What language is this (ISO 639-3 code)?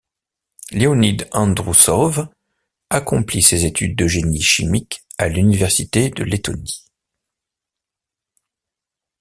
fra